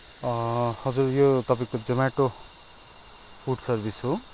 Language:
Nepali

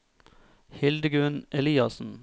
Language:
Norwegian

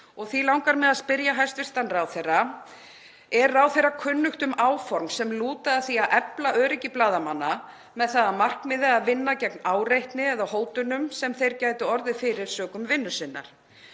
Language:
Icelandic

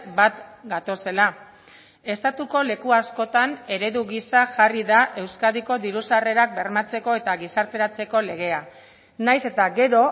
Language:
Basque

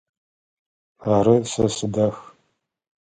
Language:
Adyghe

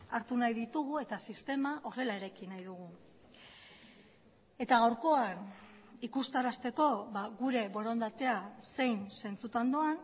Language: Basque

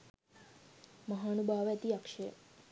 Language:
Sinhala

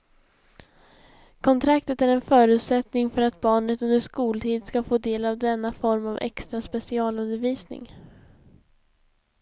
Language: Swedish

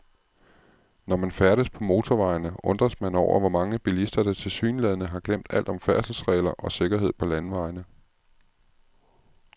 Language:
Danish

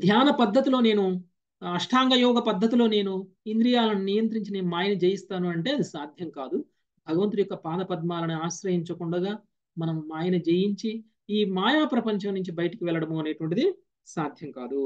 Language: Telugu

